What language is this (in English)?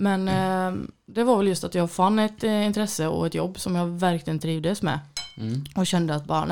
Swedish